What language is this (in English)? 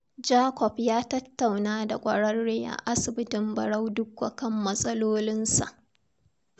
Hausa